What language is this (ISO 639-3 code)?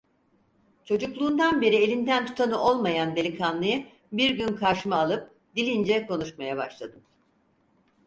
tur